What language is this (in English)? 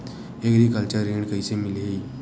Chhattisgarhi